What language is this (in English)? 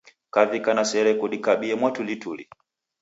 Taita